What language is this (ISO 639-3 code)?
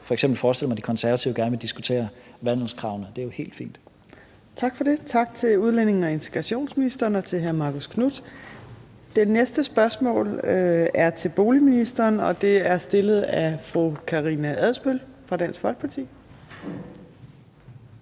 dan